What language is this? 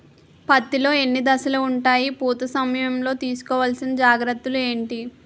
Telugu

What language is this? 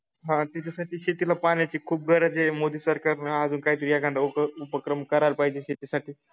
Marathi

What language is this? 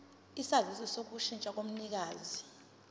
Zulu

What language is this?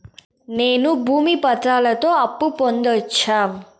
Telugu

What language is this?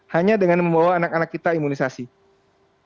Indonesian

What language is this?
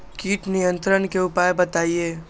Magahi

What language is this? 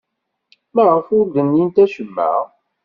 Kabyle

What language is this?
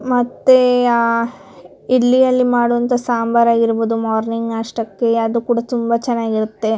Kannada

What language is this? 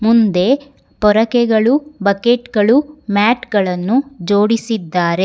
Kannada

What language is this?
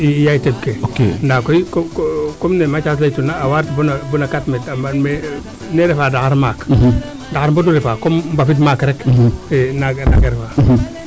Serer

